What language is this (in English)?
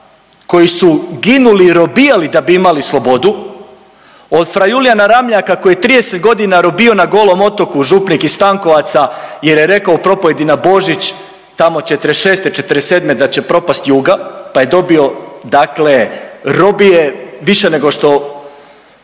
Croatian